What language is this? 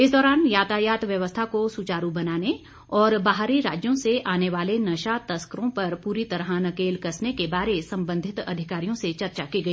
Hindi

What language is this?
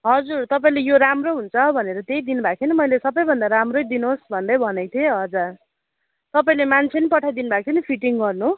Nepali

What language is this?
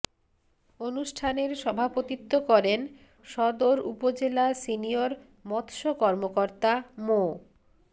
Bangla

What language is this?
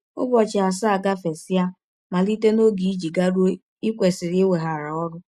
Igbo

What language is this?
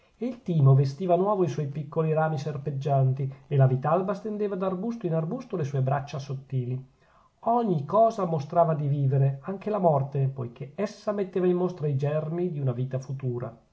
Italian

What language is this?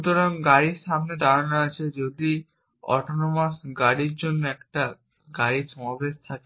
Bangla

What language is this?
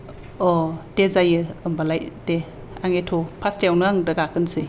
Bodo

